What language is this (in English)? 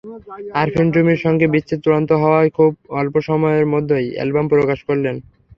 Bangla